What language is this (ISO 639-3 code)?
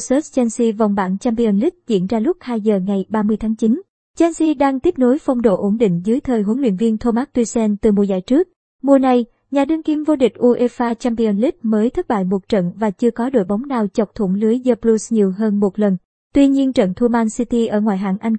vie